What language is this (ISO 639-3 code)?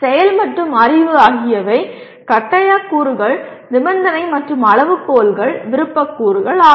tam